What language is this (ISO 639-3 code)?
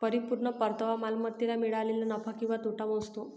mar